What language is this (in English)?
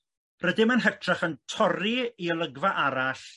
Welsh